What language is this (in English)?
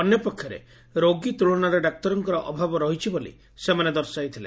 Odia